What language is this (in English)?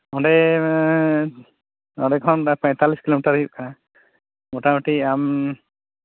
Santali